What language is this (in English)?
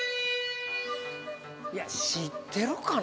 Japanese